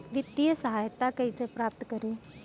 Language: Bhojpuri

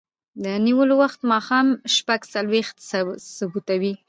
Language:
Pashto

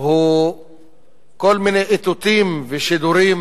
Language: Hebrew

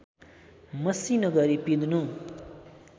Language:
Nepali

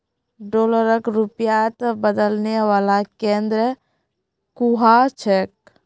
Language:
Magahi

